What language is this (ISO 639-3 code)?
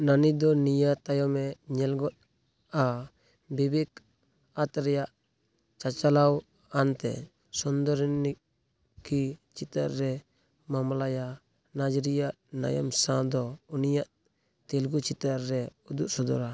sat